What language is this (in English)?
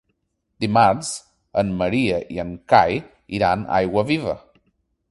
Catalan